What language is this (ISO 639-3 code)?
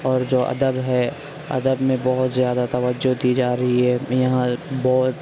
urd